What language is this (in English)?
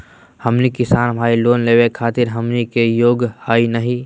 Magahi